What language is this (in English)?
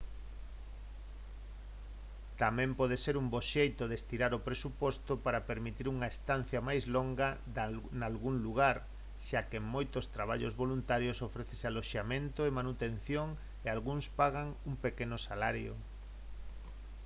Galician